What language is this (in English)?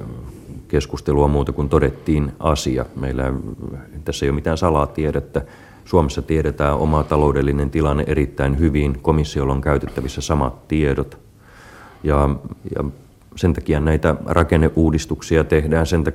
Finnish